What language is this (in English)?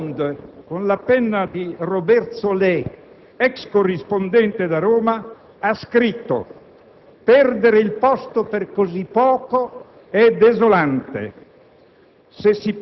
Italian